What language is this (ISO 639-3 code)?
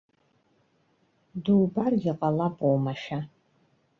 abk